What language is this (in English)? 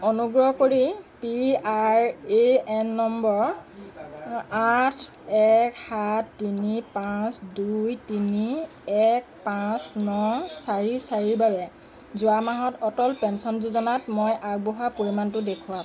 Assamese